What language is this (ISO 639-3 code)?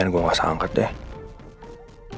ind